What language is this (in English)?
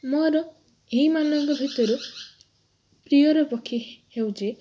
Odia